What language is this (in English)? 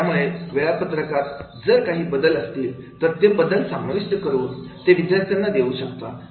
Marathi